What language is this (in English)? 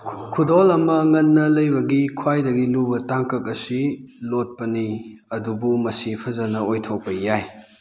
Manipuri